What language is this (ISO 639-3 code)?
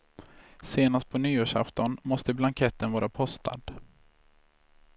swe